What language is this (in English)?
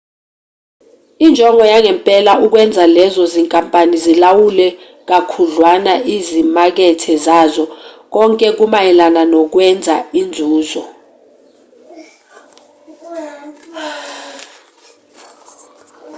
Zulu